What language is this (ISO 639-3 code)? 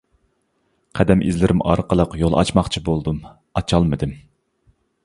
uig